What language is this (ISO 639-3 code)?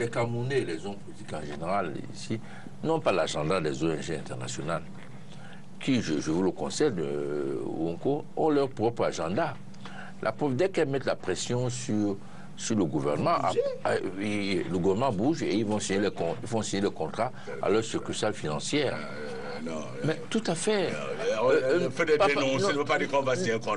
fra